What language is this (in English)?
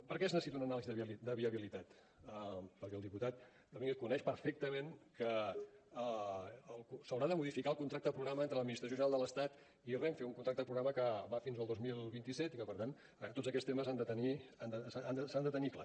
Catalan